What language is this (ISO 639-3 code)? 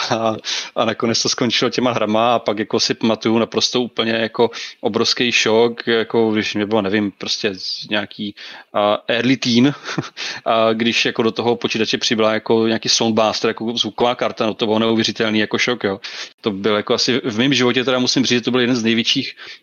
ces